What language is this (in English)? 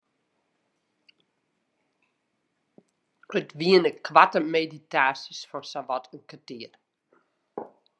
Western Frisian